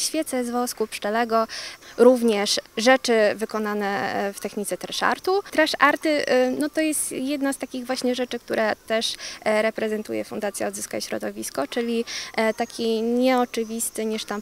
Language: Polish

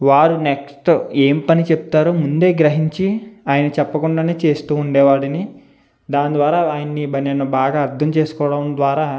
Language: Telugu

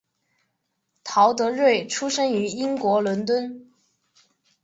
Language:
Chinese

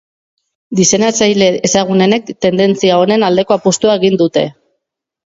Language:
Basque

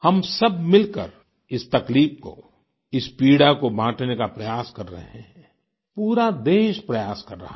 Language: Hindi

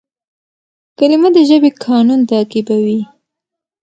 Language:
Pashto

